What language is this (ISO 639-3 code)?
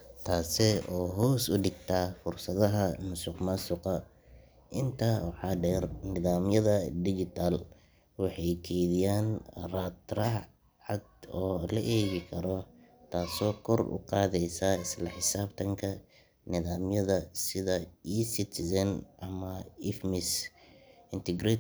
som